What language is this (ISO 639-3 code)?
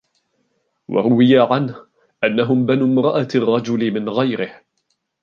ara